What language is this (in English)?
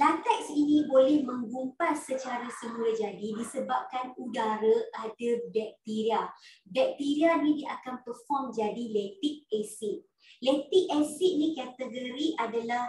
Malay